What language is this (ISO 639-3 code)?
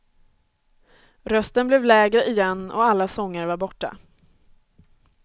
swe